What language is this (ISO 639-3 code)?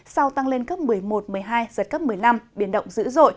vie